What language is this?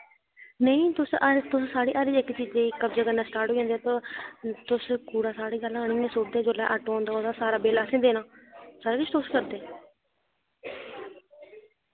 Dogri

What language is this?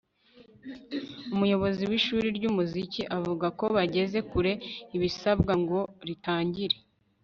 Kinyarwanda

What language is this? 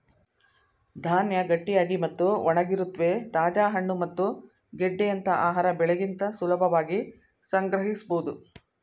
Kannada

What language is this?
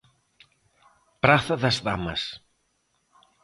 Galician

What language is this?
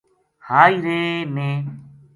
Gujari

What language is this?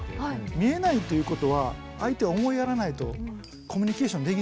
Japanese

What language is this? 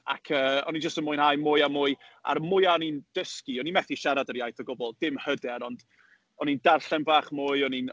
Welsh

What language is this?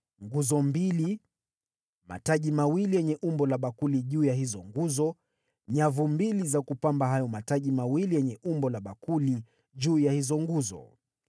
Swahili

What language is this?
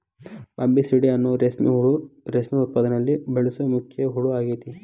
Kannada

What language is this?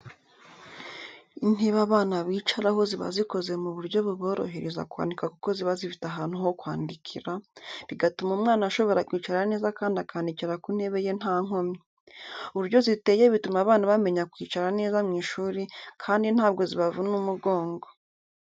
Kinyarwanda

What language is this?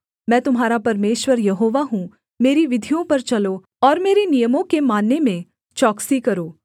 Hindi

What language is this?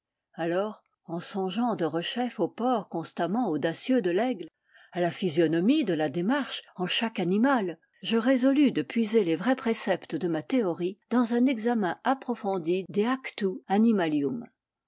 French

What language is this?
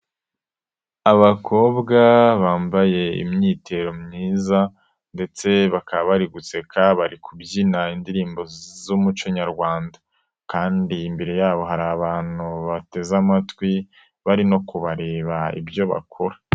Kinyarwanda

